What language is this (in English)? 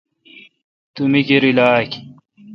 Kalkoti